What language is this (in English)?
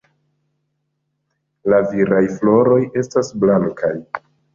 Esperanto